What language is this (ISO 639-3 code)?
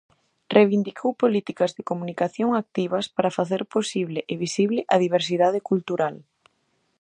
glg